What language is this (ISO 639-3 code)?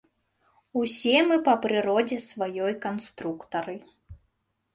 bel